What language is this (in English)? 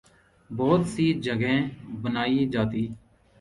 Urdu